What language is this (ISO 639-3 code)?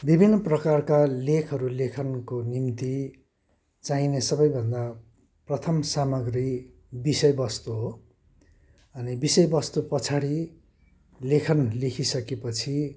nep